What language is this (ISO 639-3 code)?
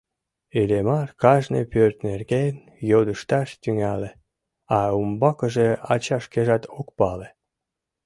chm